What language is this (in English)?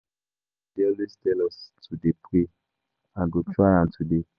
Nigerian Pidgin